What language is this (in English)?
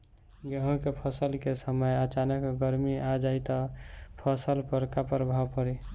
Bhojpuri